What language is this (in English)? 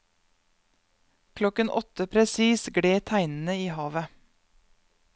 Norwegian